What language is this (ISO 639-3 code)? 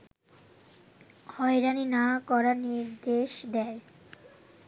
ben